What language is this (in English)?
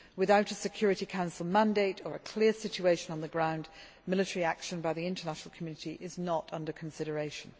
English